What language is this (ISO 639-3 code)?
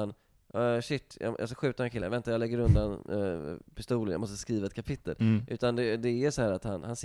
swe